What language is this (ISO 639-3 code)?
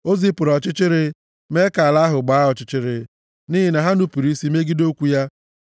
ibo